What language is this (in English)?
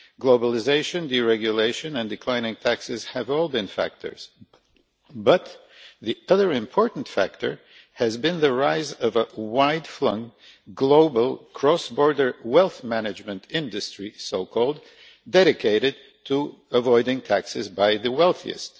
English